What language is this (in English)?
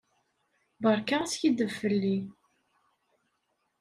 Kabyle